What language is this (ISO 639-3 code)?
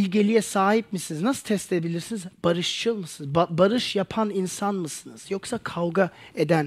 tur